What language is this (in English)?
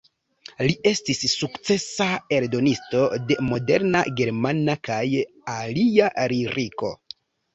Esperanto